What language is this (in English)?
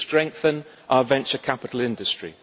English